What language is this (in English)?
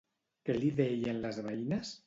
Catalan